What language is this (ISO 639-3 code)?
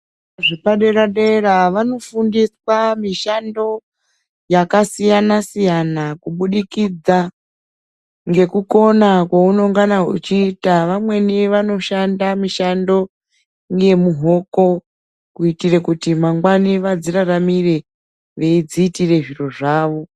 ndc